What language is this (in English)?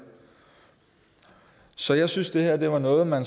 Danish